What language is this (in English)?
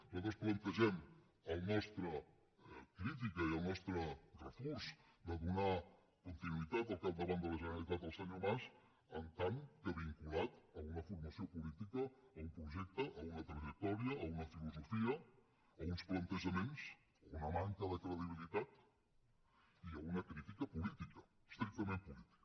Catalan